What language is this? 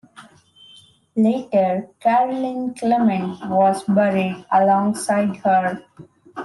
English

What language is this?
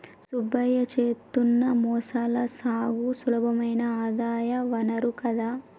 Telugu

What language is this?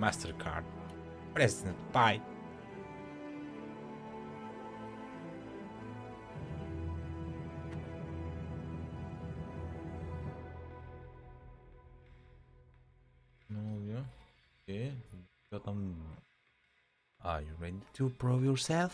Turkish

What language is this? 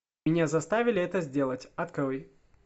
Russian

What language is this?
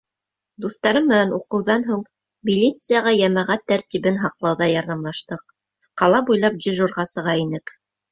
Bashkir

